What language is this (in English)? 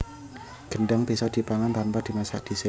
Javanese